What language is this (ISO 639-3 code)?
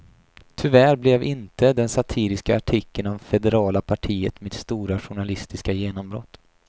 swe